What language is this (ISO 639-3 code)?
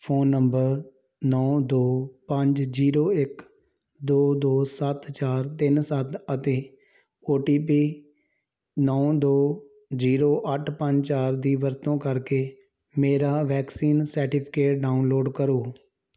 pan